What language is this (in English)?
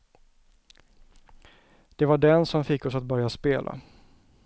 Swedish